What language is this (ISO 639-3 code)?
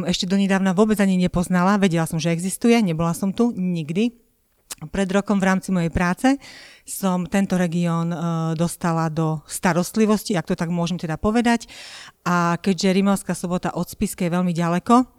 slk